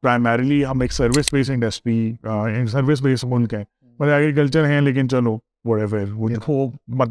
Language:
Urdu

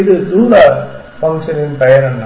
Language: Tamil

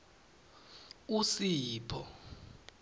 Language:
Swati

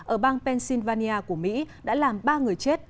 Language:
Vietnamese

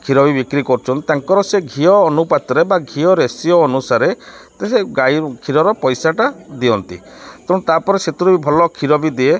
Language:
Odia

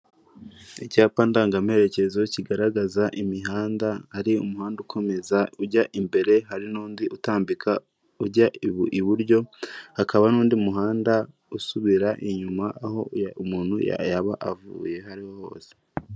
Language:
Kinyarwanda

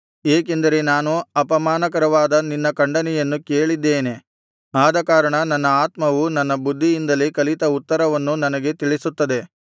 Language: Kannada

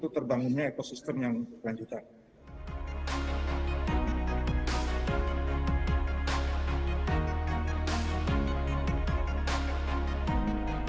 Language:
Indonesian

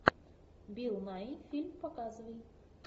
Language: Russian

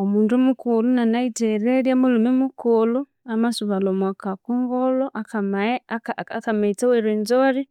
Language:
Konzo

